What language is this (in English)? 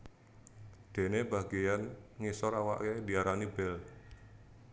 Javanese